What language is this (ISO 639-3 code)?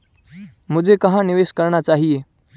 hin